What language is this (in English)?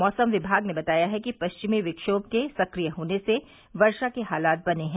Hindi